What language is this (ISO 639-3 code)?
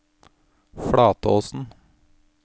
nor